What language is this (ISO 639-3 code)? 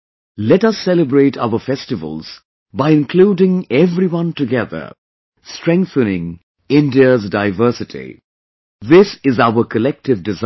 eng